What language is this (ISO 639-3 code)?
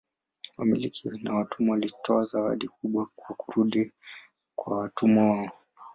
swa